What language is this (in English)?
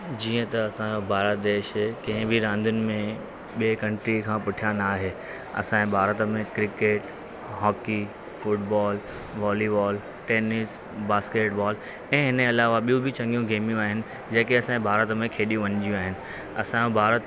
Sindhi